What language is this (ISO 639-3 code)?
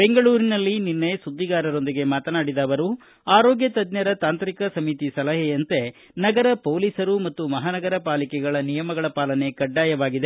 kan